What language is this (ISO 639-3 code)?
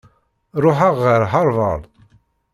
kab